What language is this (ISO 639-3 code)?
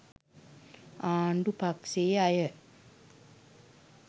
sin